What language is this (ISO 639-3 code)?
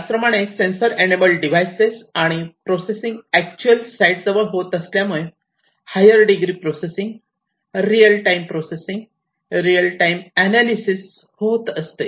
mar